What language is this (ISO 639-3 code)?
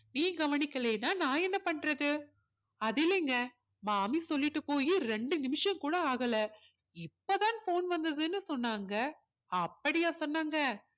tam